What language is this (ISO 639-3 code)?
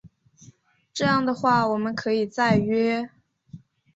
zho